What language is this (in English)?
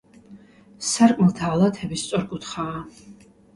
Georgian